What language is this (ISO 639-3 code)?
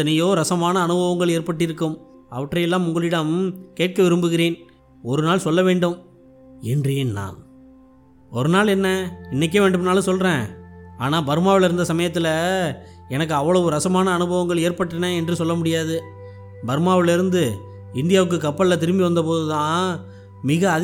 tam